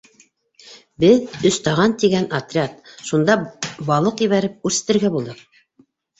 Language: Bashkir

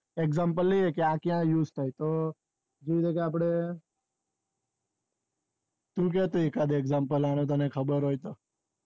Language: Gujarati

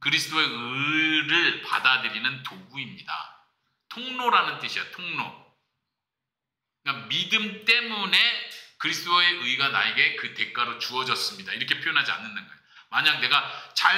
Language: Korean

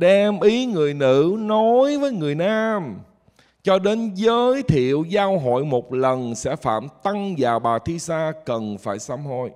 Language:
Vietnamese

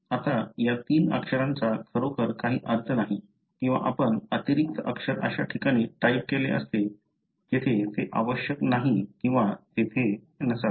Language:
Marathi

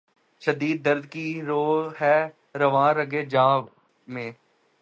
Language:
Urdu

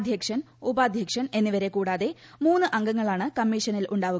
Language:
Malayalam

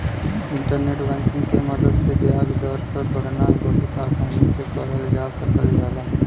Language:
Bhojpuri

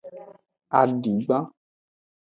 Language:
Aja (Benin)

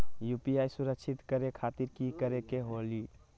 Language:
Magahi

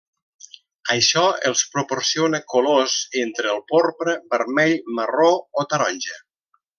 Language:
Catalan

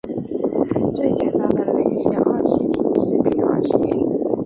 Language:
Chinese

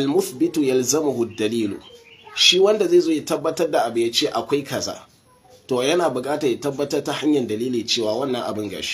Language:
Arabic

